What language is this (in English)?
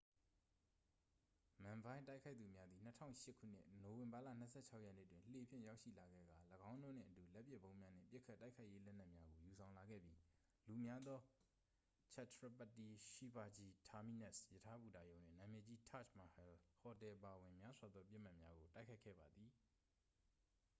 Burmese